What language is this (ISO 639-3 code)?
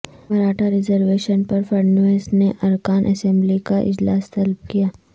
urd